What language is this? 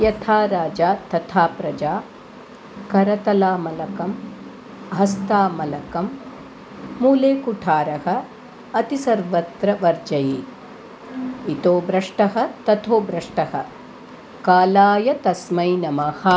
Sanskrit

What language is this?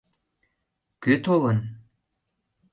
Mari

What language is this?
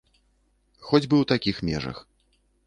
Belarusian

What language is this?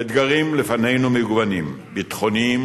Hebrew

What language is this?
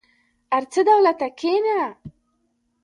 Pashto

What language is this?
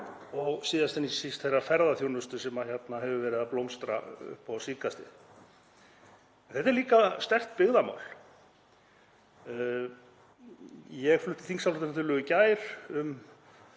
Icelandic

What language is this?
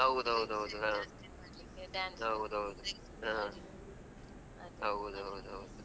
Kannada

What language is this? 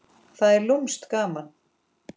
Icelandic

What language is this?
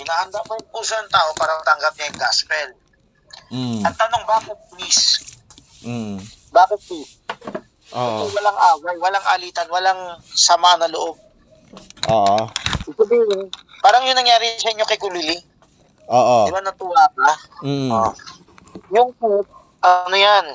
Filipino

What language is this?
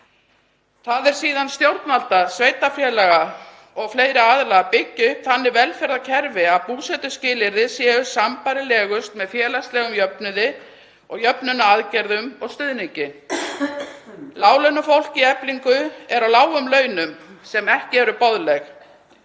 Icelandic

